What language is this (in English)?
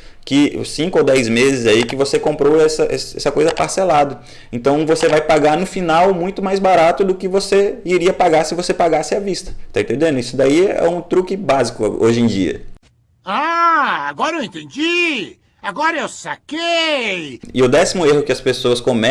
Portuguese